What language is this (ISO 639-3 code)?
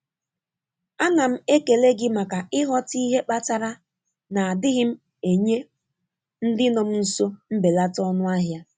ibo